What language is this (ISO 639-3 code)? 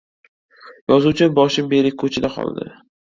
uzb